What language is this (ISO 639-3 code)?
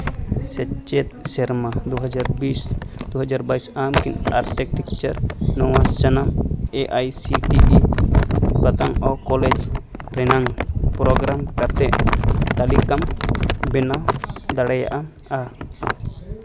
sat